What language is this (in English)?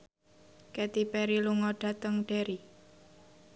Javanese